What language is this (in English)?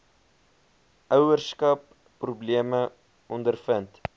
Afrikaans